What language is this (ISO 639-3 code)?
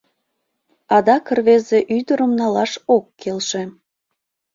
chm